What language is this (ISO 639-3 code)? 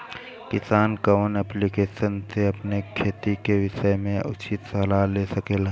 bho